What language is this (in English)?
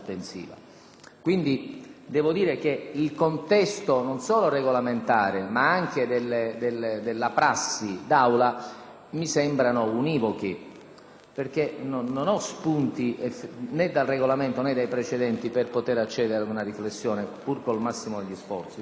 Italian